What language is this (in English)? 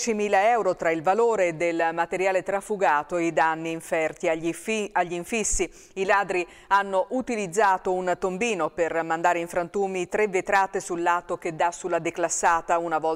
Italian